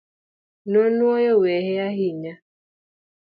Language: Luo (Kenya and Tanzania)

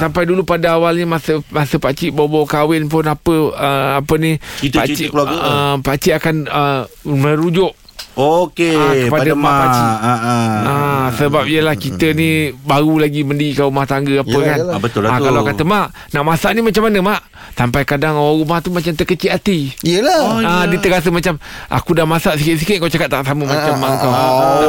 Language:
Malay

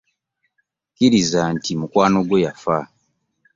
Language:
Ganda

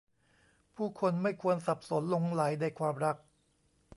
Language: Thai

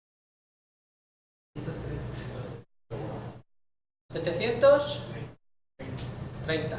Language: Spanish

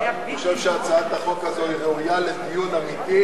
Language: Hebrew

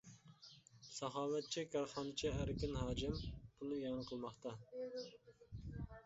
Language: Uyghur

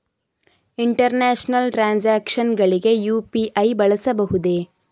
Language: Kannada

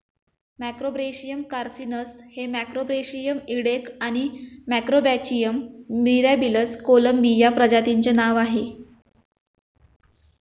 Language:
Marathi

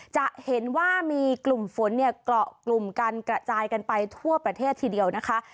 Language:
Thai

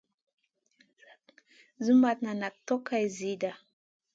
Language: Masana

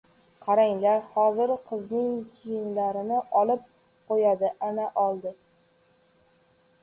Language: Uzbek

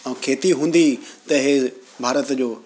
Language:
Sindhi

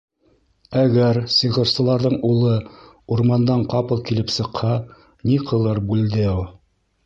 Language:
Bashkir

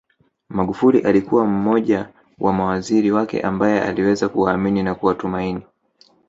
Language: Swahili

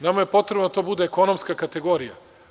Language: Serbian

